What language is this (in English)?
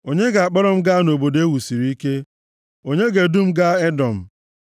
Igbo